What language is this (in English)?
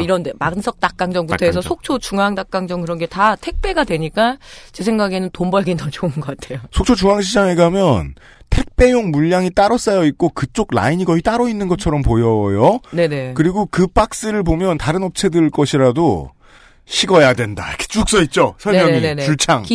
Korean